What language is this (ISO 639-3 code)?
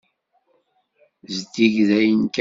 kab